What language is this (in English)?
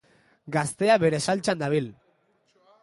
Basque